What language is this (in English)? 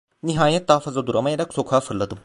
Turkish